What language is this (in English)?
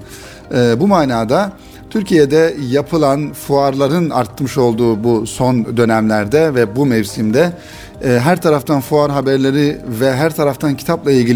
Turkish